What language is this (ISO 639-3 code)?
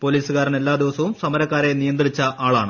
mal